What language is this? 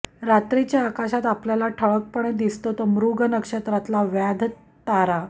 Marathi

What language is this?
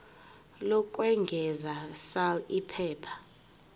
Zulu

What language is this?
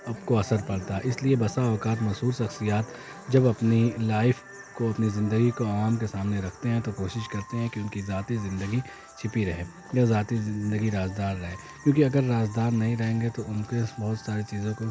Urdu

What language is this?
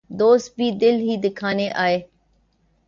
Urdu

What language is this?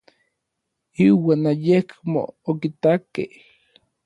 Orizaba Nahuatl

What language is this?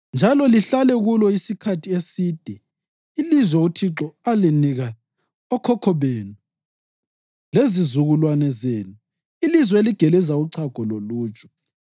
North Ndebele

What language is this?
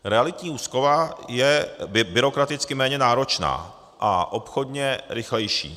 Czech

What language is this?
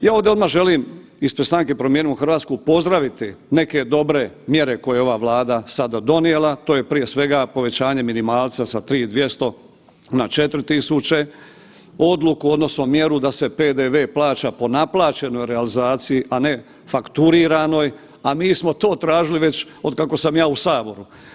Croatian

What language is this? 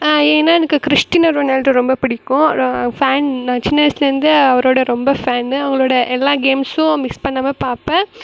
Tamil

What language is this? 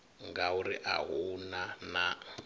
Venda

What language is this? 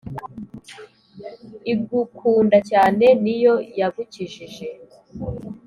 Kinyarwanda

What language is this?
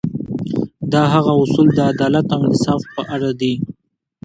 Pashto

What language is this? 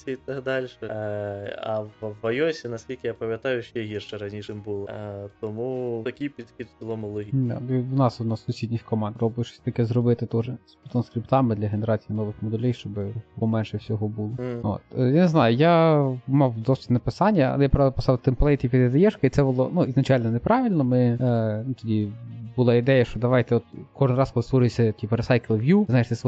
Ukrainian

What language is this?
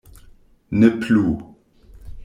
Esperanto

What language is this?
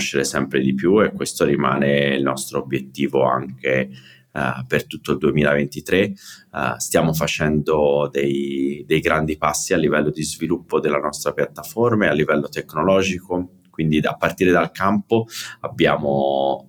Italian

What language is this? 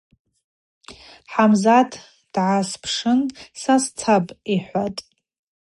Abaza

